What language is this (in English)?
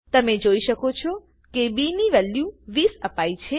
Gujarati